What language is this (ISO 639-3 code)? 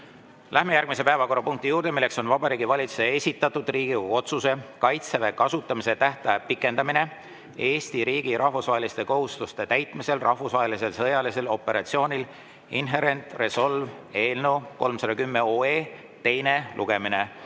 est